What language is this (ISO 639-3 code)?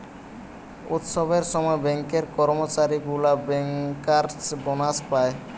ben